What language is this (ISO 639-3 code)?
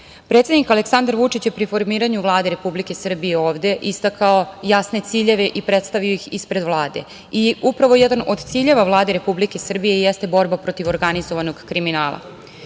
srp